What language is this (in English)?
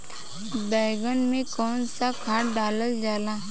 Bhojpuri